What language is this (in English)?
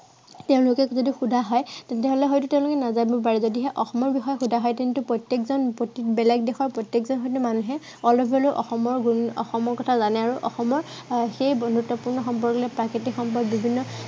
Assamese